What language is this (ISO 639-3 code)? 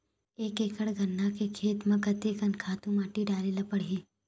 hne